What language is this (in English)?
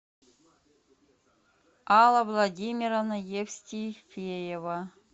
Russian